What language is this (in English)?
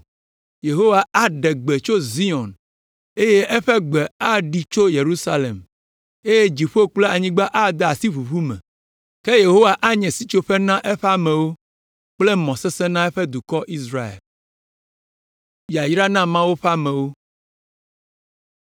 Ewe